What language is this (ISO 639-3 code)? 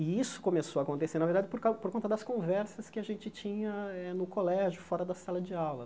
por